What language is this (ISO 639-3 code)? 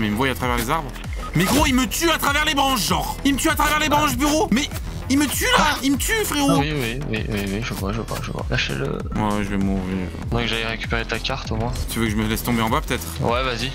fra